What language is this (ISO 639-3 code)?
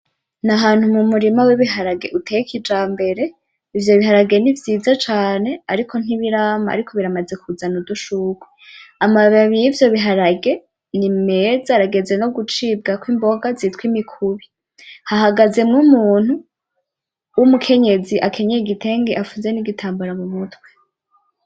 run